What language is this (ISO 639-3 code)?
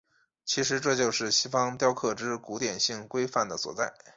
zho